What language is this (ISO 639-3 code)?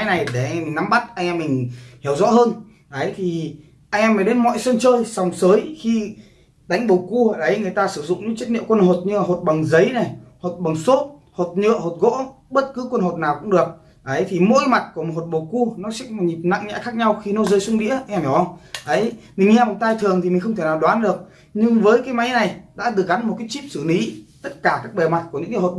vie